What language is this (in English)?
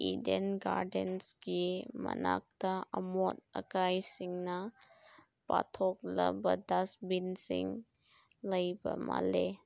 Manipuri